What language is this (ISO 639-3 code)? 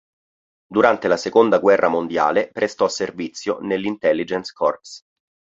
ita